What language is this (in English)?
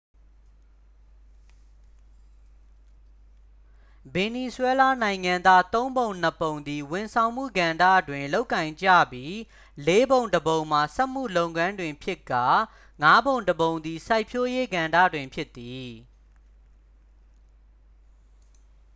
Burmese